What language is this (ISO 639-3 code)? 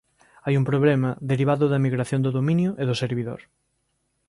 glg